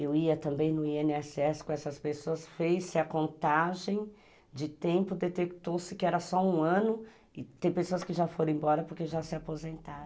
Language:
Portuguese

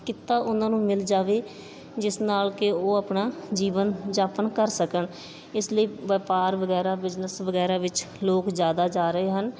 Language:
Punjabi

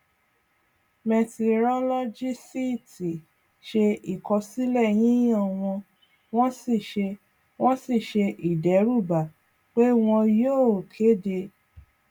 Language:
Yoruba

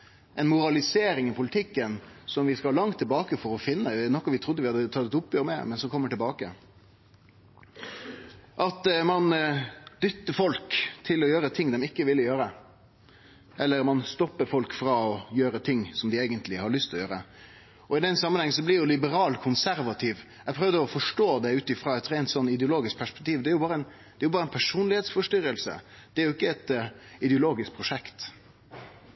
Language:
Norwegian Nynorsk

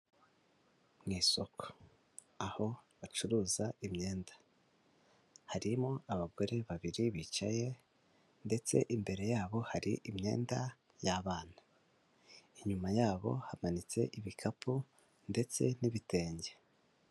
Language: Kinyarwanda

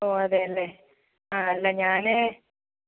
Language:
Malayalam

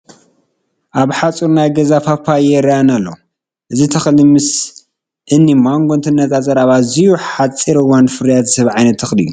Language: Tigrinya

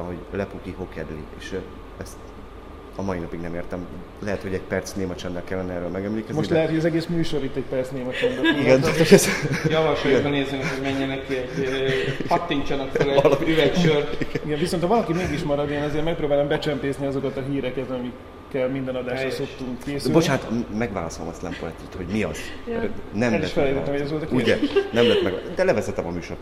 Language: Hungarian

